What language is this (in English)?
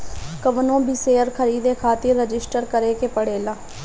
Bhojpuri